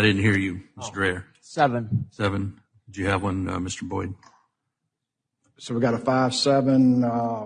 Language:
English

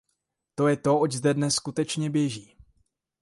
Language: Czech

